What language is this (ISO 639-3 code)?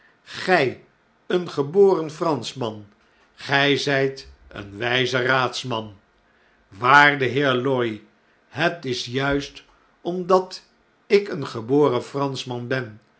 nld